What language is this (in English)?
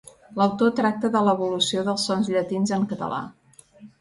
Catalan